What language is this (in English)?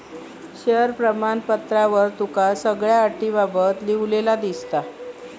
Marathi